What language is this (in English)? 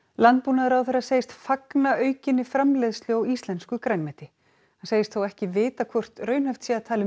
Icelandic